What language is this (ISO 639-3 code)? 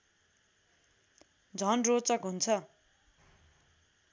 nep